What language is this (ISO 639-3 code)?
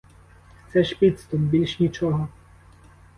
ukr